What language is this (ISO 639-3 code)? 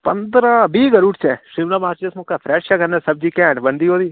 doi